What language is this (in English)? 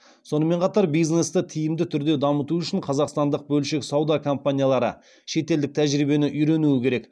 Kazakh